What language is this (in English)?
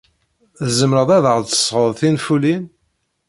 Kabyle